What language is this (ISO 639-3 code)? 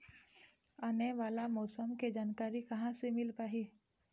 hne